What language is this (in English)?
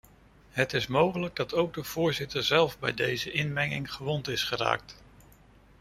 Dutch